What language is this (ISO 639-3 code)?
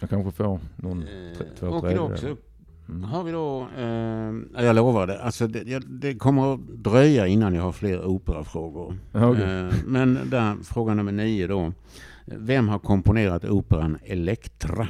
swe